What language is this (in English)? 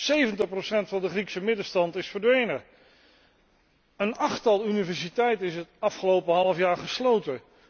Dutch